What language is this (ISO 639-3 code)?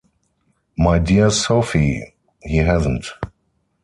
eng